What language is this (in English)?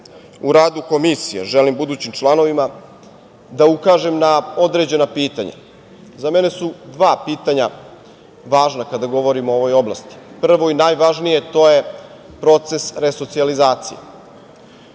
Serbian